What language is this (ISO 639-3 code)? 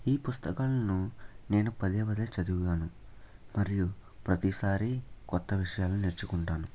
tel